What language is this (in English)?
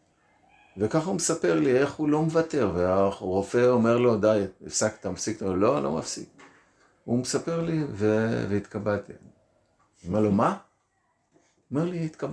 Hebrew